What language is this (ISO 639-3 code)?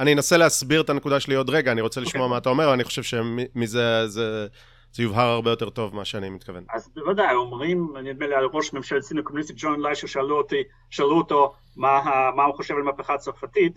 heb